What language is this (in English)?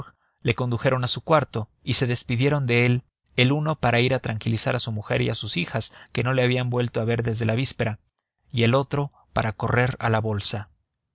Spanish